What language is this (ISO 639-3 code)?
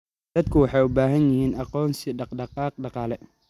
som